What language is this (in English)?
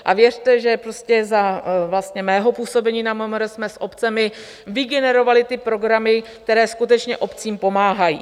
Czech